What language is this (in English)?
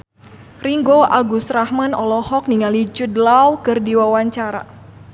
Sundanese